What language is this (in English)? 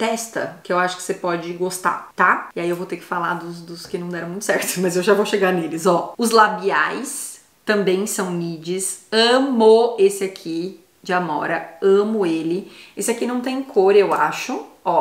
Portuguese